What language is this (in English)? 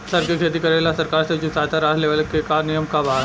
Bhojpuri